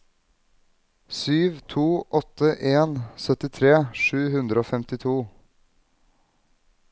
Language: Norwegian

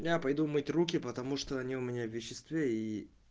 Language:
Russian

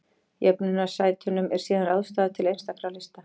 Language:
Icelandic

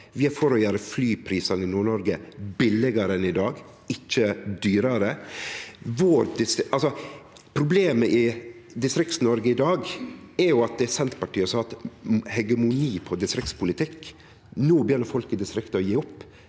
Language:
Norwegian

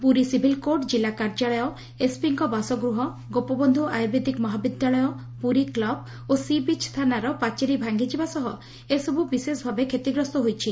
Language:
Odia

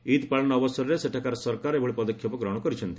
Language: Odia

